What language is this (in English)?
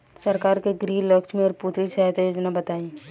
Bhojpuri